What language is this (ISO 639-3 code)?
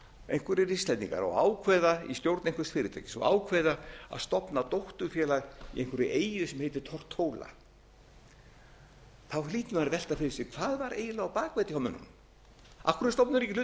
isl